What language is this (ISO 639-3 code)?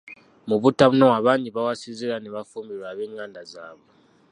lug